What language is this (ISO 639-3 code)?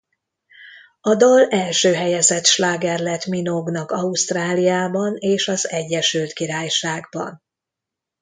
hun